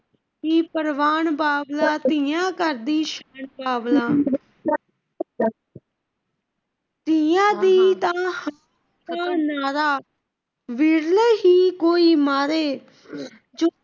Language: Punjabi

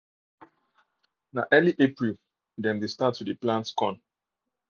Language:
Nigerian Pidgin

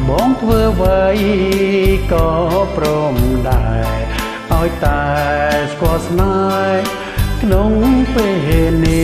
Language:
Thai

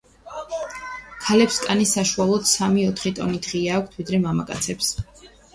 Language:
Georgian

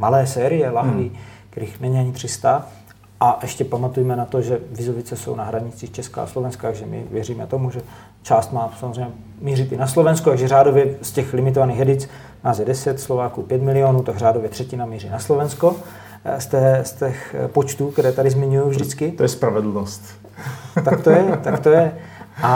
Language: Czech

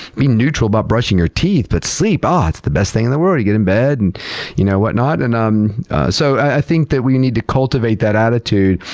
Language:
English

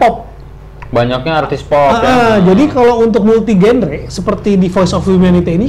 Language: Indonesian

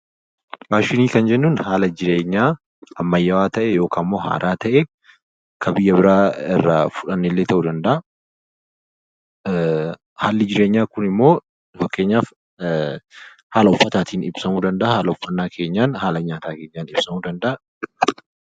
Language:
Oromo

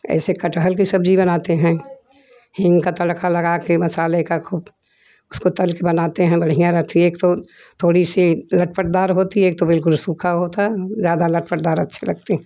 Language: Hindi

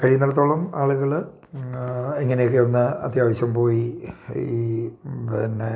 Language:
Malayalam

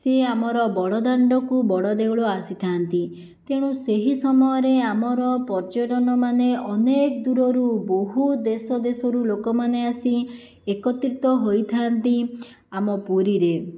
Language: Odia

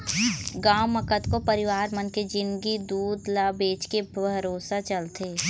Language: Chhattisgarhi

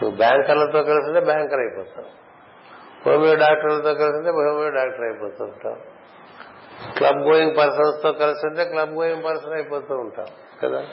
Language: Telugu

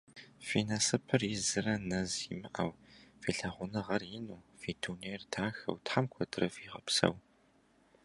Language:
Kabardian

